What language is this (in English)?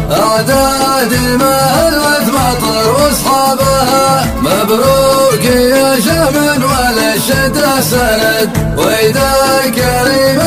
Arabic